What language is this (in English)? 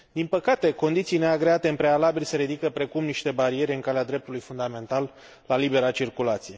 Romanian